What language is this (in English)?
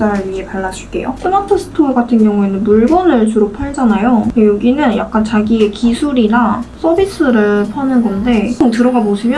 Korean